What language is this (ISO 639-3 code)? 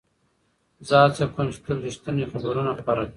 pus